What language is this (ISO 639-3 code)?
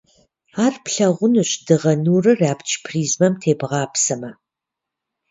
kbd